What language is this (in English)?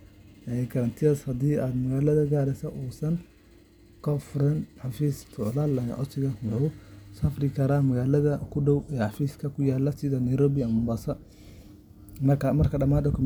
Somali